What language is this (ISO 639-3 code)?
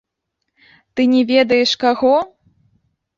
bel